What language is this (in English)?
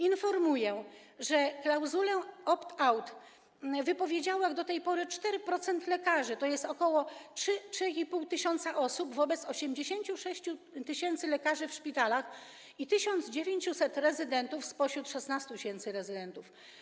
Polish